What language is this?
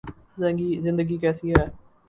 Urdu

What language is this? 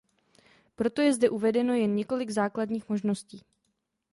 Czech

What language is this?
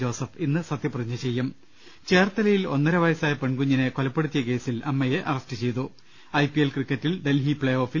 Malayalam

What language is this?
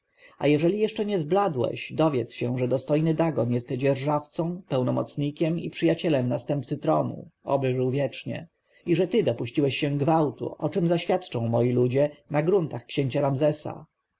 Polish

